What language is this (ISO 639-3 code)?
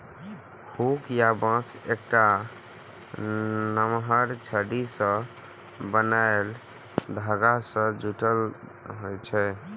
mai